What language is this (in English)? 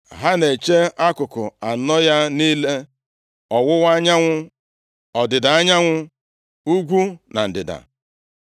Igbo